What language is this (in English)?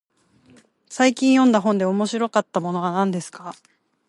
Japanese